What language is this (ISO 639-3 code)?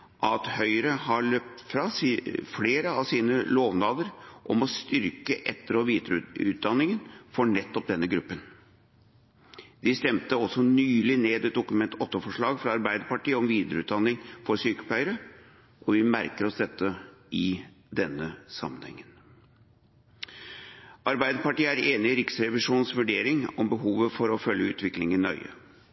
nob